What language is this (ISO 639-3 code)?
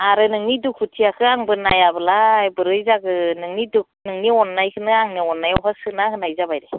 brx